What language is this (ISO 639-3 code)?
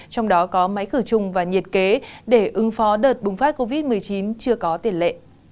vie